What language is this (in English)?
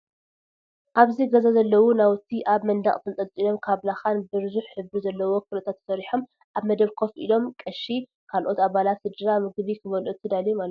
Tigrinya